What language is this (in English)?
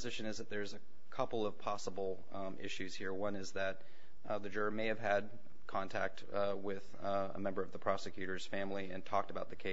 English